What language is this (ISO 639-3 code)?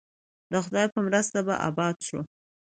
pus